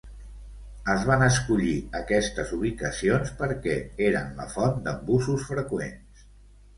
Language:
Catalan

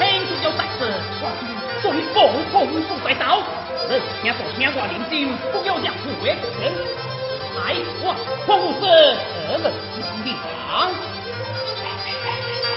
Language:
Chinese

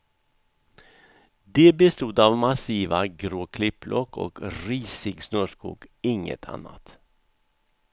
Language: Swedish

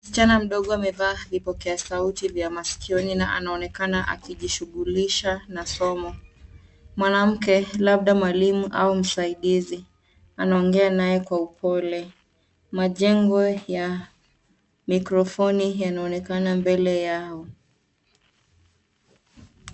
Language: Swahili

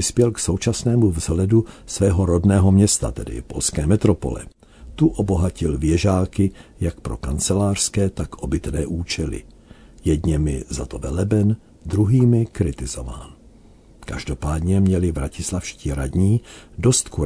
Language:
Czech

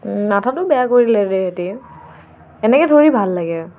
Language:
Assamese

